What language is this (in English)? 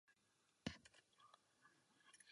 Czech